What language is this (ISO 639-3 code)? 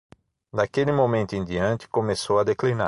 por